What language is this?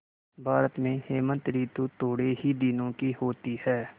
Hindi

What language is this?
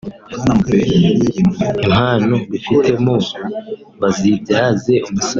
Kinyarwanda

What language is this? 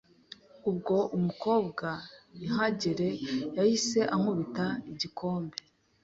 Kinyarwanda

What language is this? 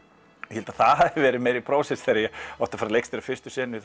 Icelandic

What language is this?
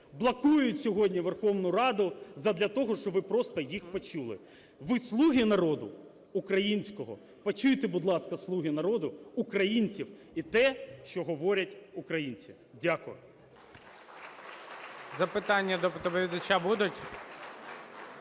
Ukrainian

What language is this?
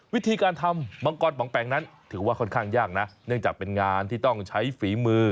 Thai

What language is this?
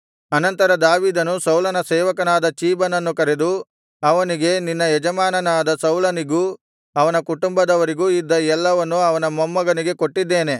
Kannada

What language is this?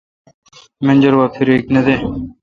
Kalkoti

